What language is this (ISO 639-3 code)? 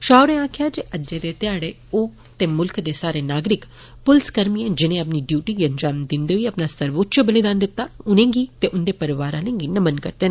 doi